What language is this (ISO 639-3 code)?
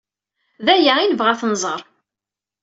kab